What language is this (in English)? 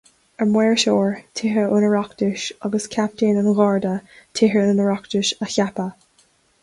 Irish